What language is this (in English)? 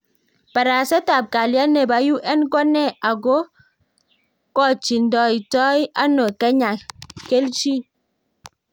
Kalenjin